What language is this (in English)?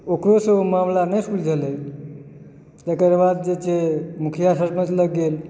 Maithili